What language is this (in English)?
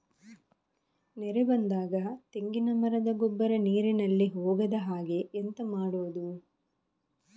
Kannada